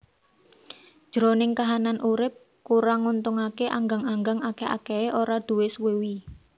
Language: Javanese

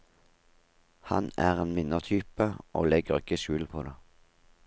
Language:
Norwegian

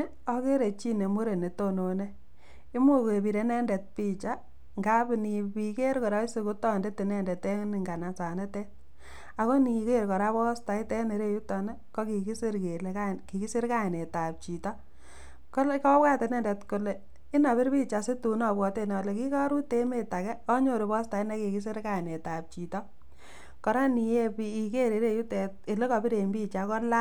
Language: Kalenjin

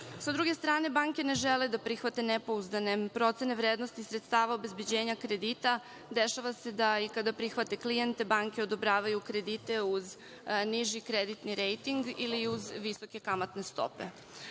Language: Serbian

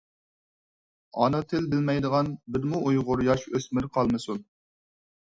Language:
Uyghur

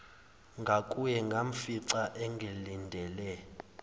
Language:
Zulu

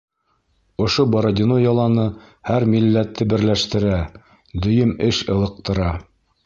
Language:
Bashkir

